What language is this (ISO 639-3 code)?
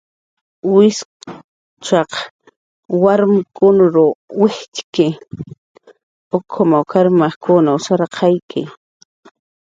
jqr